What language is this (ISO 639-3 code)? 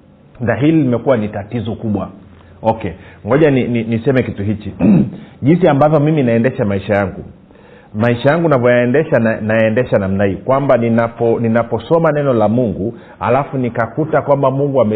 swa